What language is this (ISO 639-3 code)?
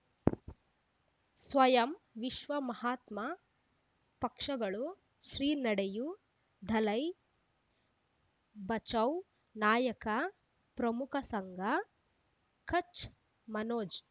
kan